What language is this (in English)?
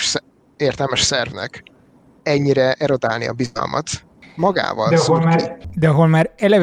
Hungarian